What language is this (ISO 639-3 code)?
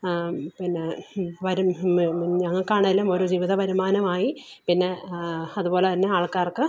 mal